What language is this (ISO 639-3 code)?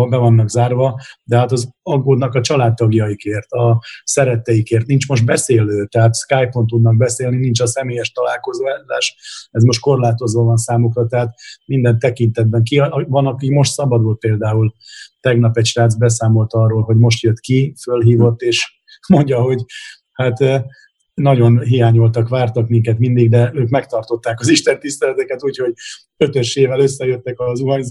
hun